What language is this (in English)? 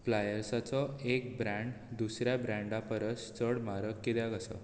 Konkani